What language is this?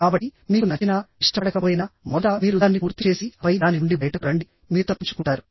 Telugu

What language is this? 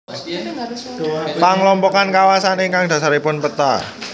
Javanese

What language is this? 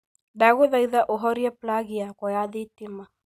Kikuyu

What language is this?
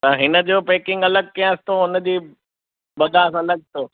Sindhi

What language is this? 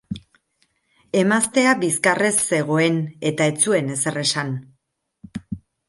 Basque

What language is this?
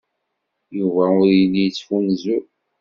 Kabyle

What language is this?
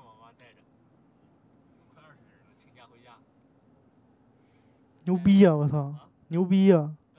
Chinese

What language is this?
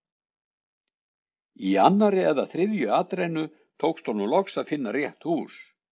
Icelandic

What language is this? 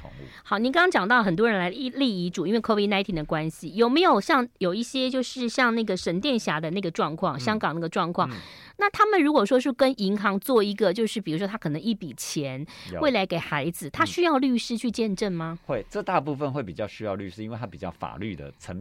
Chinese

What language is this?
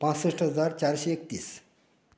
Konkani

